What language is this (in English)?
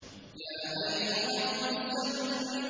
Arabic